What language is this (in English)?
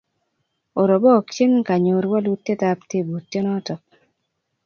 Kalenjin